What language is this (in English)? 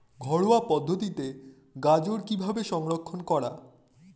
Bangla